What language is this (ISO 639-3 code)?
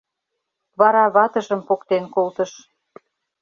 chm